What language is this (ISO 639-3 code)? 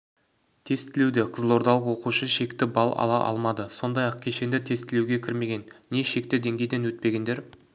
kaz